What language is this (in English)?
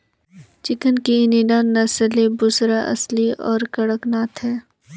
Hindi